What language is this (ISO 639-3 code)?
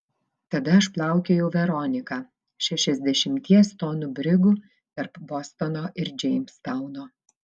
lit